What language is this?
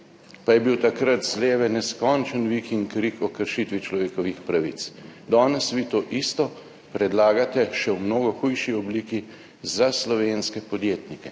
Slovenian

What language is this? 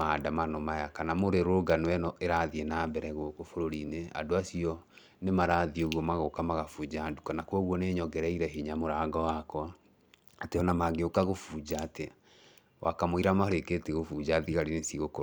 Kikuyu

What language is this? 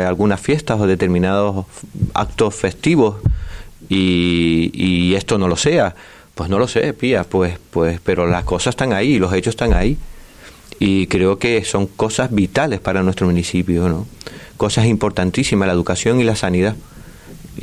Spanish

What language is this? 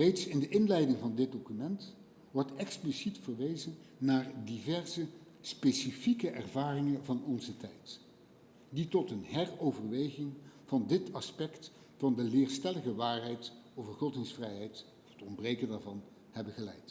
Dutch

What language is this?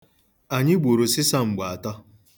Igbo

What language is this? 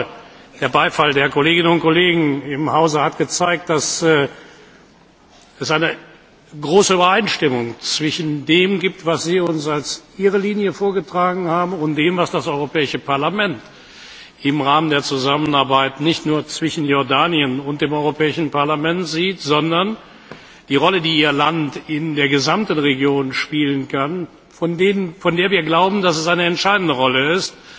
German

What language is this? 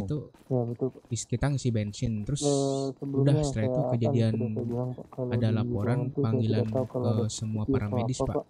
Indonesian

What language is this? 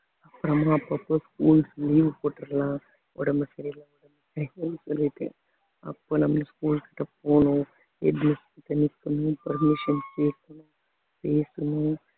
Tamil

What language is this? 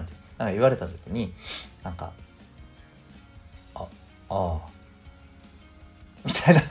Japanese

